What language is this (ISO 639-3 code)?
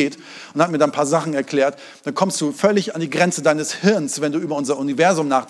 deu